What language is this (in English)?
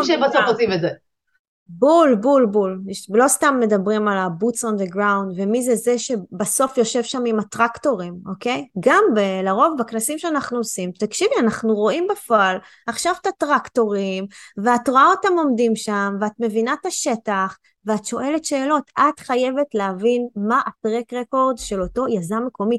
Hebrew